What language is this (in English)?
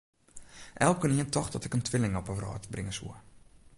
Western Frisian